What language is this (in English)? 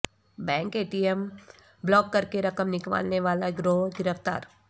Urdu